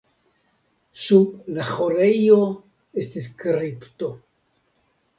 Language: Esperanto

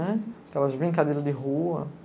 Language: Portuguese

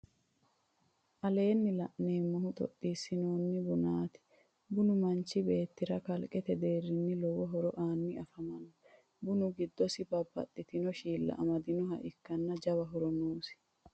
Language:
Sidamo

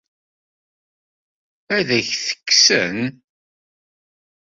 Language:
Kabyle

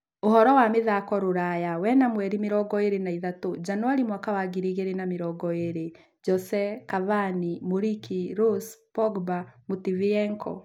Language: Kikuyu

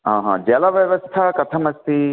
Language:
Sanskrit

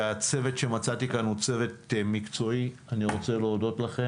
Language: Hebrew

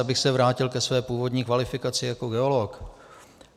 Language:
Czech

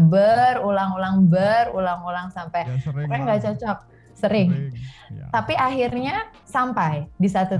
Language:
Indonesian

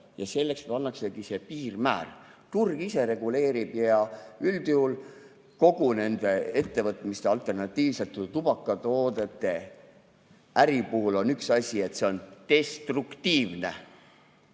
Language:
Estonian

